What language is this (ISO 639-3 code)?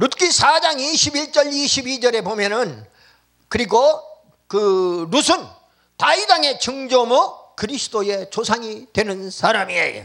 kor